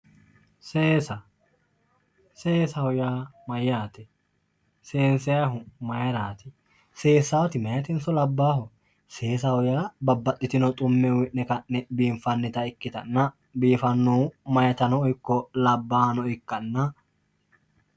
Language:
Sidamo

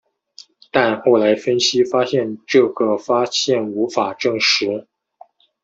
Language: Chinese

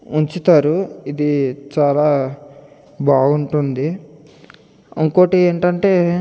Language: Telugu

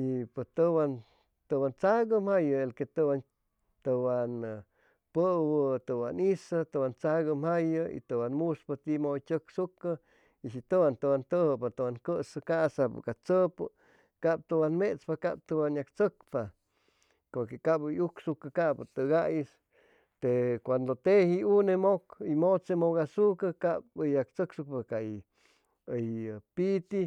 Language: Chimalapa Zoque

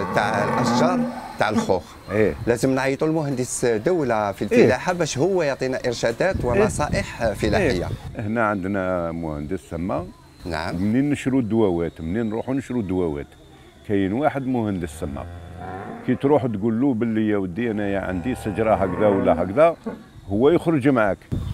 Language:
Arabic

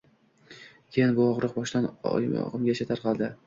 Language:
Uzbek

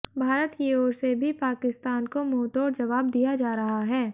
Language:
Hindi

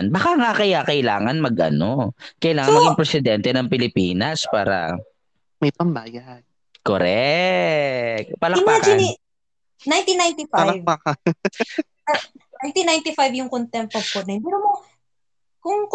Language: Filipino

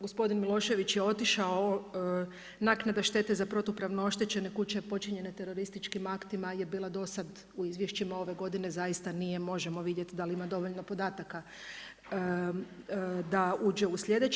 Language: Croatian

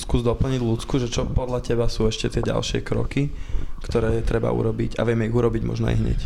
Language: Slovak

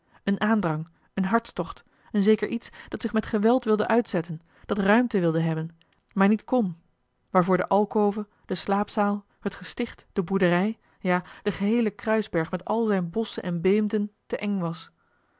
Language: Dutch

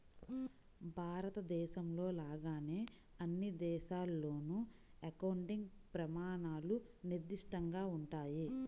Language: Telugu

